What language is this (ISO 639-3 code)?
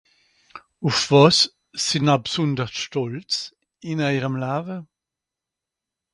gsw